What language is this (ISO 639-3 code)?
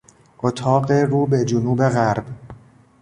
fas